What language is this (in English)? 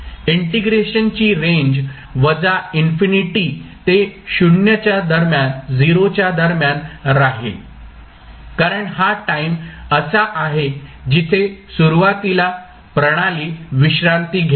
Marathi